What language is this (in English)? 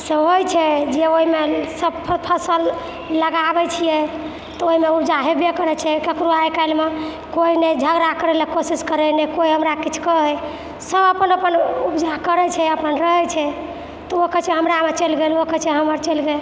Maithili